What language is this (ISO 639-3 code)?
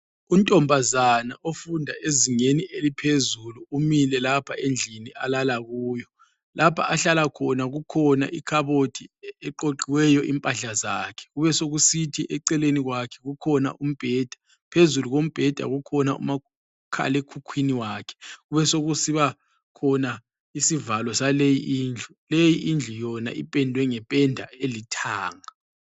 nde